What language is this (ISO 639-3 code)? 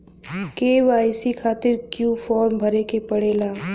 bho